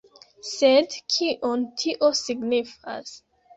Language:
Esperanto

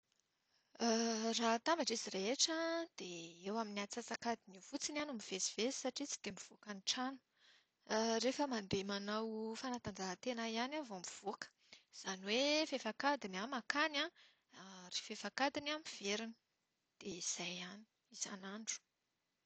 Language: Malagasy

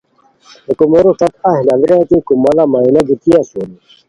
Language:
Khowar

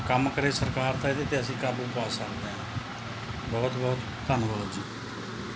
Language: Punjabi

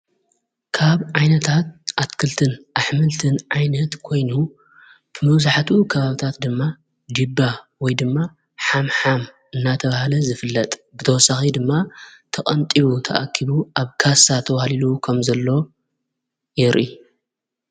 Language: Tigrinya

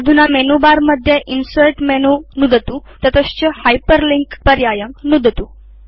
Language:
Sanskrit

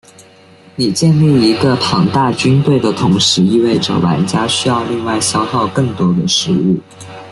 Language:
Chinese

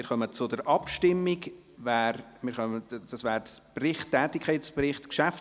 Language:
Swiss German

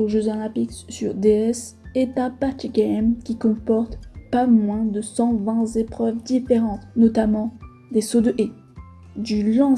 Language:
French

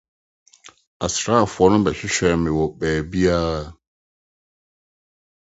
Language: Akan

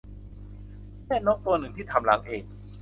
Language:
Thai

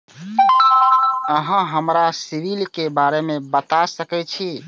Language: Maithili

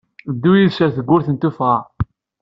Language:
Kabyle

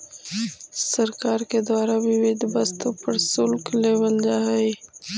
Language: Magahi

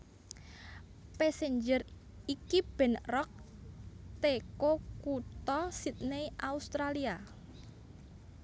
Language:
Javanese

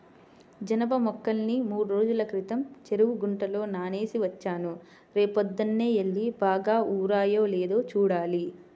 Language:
Telugu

